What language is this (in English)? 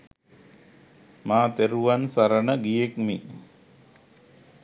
Sinhala